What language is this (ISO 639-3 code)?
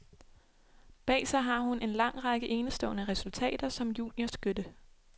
dan